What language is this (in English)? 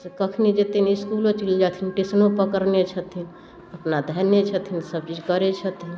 Maithili